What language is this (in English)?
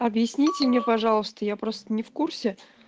Russian